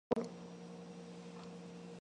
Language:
Korean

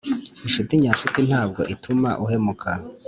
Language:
Kinyarwanda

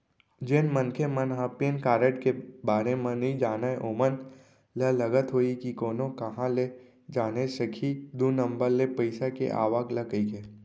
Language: Chhattisgarhi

